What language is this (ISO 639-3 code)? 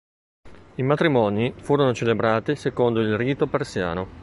ita